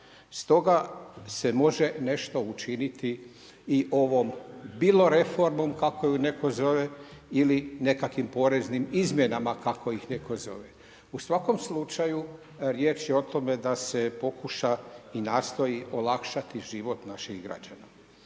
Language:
Croatian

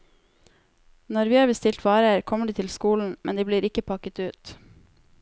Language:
Norwegian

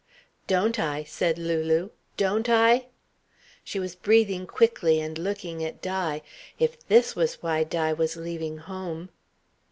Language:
English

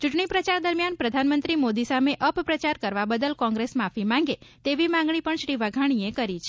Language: Gujarati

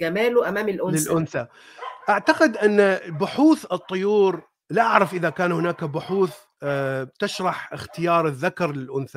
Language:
Arabic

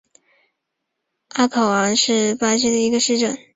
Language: Chinese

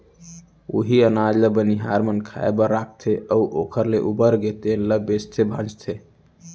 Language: Chhattisgarhi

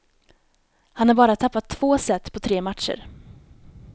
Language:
Swedish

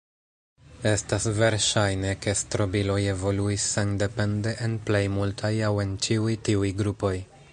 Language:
Esperanto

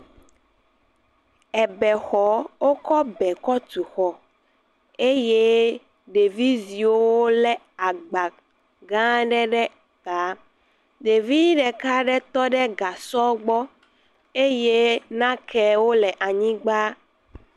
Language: Ewe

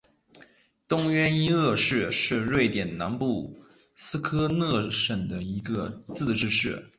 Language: Chinese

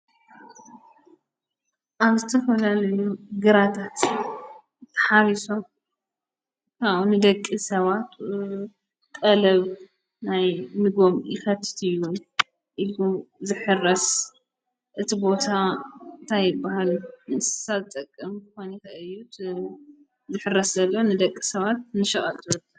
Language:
Tigrinya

